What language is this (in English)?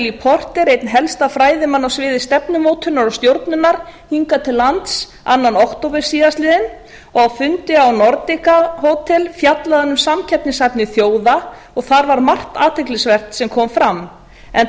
Icelandic